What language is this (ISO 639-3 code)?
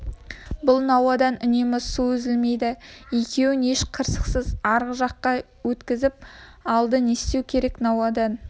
kaz